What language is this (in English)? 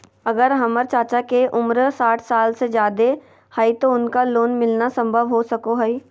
Magahi